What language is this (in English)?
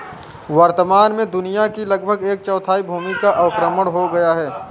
Hindi